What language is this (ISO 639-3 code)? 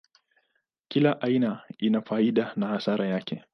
swa